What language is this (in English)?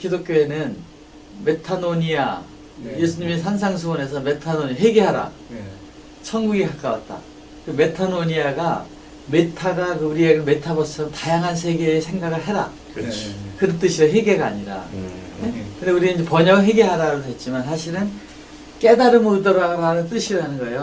Korean